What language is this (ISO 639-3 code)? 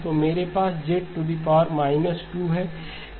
hin